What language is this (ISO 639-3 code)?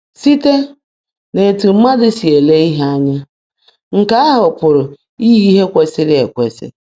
ibo